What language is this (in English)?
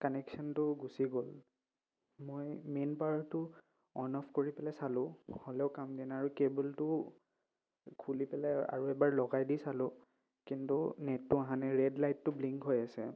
Assamese